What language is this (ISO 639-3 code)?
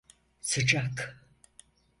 tur